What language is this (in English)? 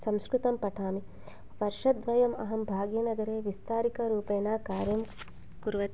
Sanskrit